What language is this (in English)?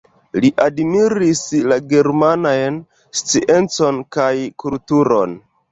Esperanto